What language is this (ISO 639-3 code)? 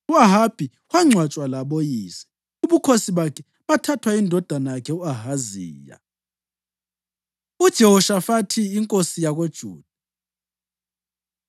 nde